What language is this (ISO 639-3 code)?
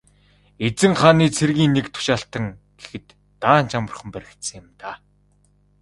mon